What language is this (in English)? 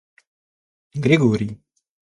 Russian